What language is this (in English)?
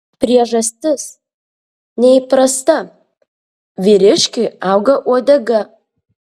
Lithuanian